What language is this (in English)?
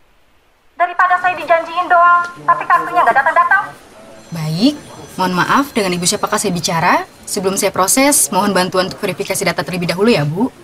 Indonesian